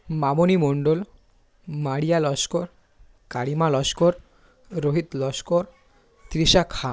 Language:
Bangla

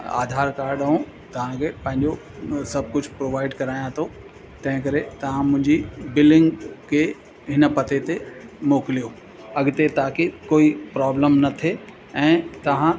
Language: Sindhi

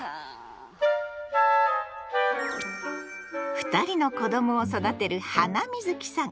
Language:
Japanese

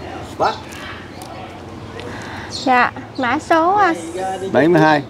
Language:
Vietnamese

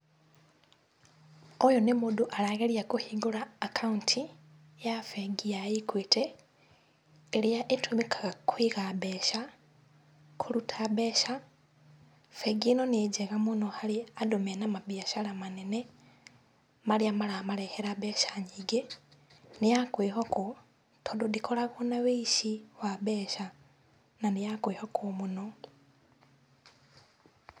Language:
Kikuyu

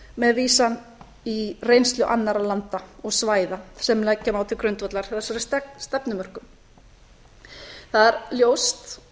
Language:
Icelandic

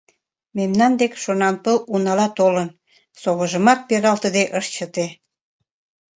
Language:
Mari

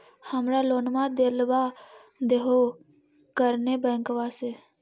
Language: Magahi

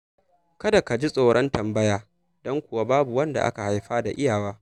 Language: Hausa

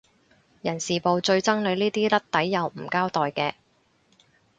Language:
Cantonese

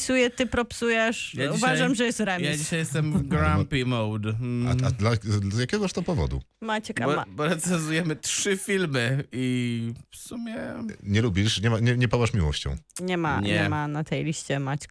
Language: Polish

